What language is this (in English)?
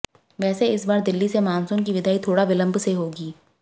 Hindi